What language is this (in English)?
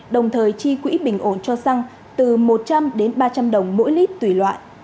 Vietnamese